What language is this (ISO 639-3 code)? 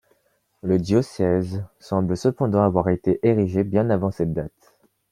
fra